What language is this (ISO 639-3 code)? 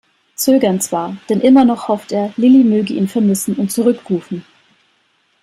deu